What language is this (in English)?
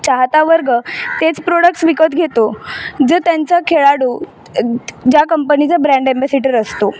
Marathi